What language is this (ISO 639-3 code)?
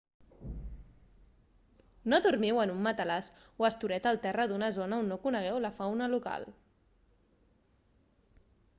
cat